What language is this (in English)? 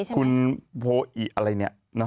Thai